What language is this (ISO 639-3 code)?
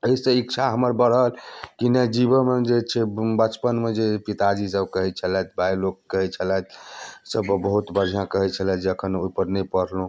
mai